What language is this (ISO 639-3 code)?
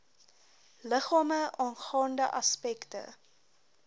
afr